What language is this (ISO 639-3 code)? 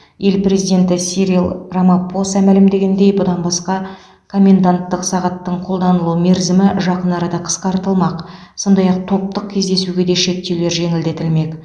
kaz